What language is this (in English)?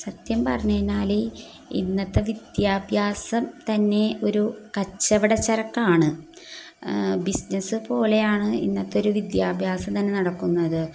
Malayalam